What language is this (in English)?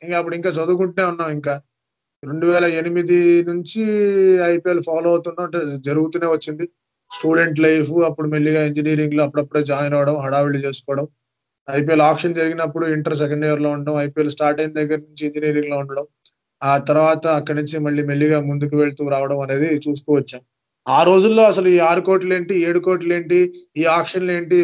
Telugu